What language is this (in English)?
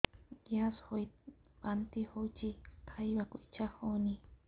Odia